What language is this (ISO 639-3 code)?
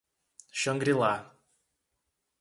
por